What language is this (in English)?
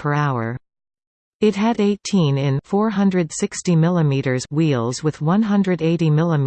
English